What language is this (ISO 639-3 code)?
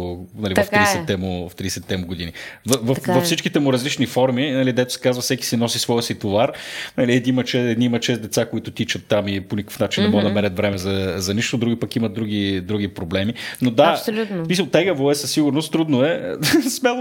bul